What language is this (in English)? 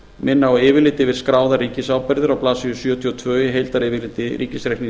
Icelandic